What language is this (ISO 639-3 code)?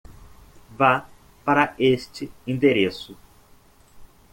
por